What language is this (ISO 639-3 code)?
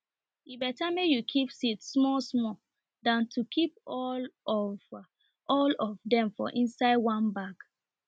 pcm